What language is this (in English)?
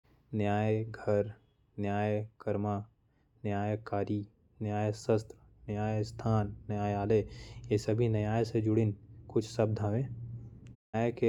Korwa